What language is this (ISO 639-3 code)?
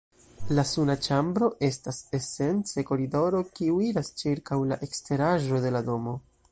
epo